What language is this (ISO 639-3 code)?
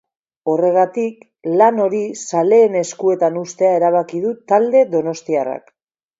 eus